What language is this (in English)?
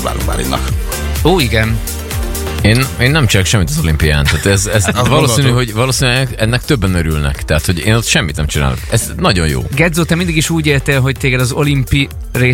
Hungarian